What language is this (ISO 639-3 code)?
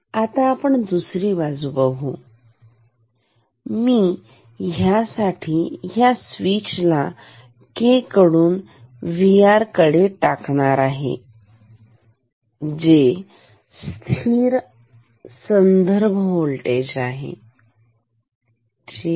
mar